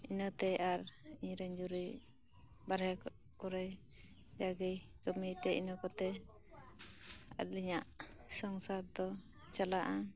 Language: Santali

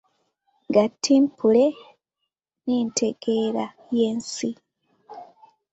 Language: Ganda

